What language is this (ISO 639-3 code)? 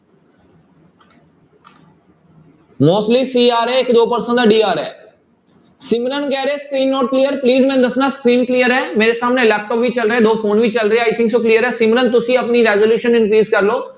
pan